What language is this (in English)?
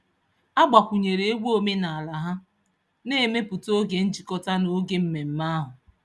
Igbo